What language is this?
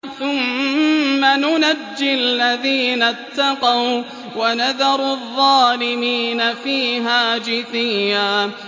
Arabic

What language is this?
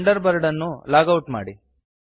Kannada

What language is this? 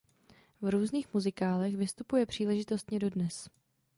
Czech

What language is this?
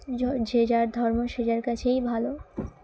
Bangla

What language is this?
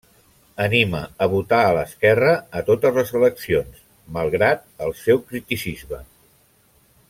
Catalan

